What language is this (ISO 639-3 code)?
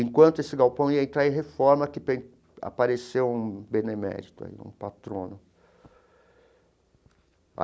por